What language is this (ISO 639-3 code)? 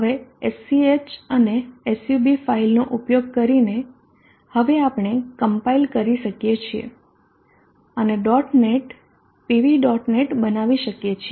guj